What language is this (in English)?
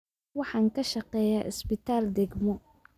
Somali